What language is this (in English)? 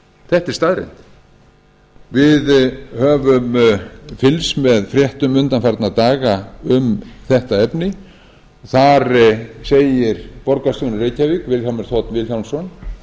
Icelandic